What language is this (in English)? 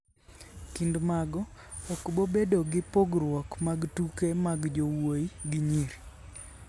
Luo (Kenya and Tanzania)